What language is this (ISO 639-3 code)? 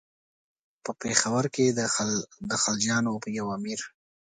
pus